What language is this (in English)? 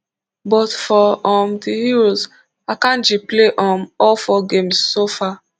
Nigerian Pidgin